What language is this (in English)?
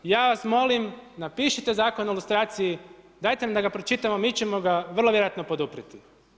Croatian